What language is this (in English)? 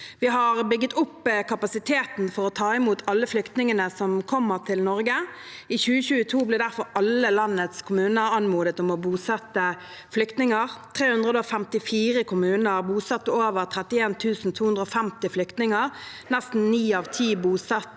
Norwegian